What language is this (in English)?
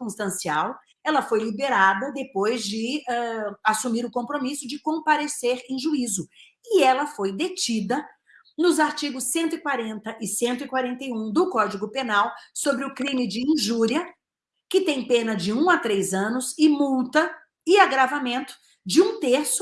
Portuguese